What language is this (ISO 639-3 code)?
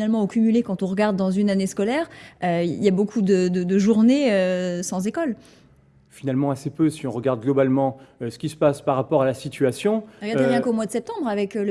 fra